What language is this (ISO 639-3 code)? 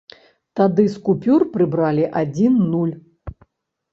bel